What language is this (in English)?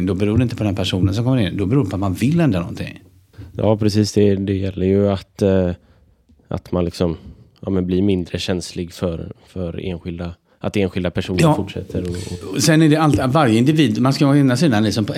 Swedish